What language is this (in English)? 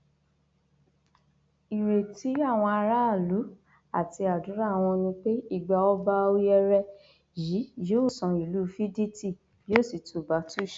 Yoruba